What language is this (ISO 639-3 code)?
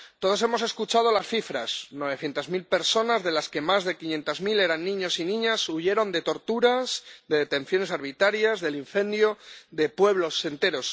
spa